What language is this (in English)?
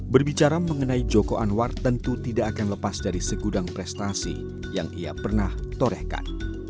Indonesian